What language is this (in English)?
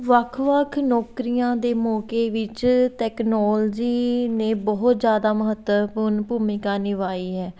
Punjabi